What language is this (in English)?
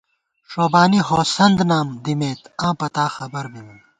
Gawar-Bati